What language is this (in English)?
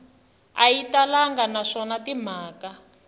Tsonga